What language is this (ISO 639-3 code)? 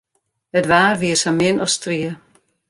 fry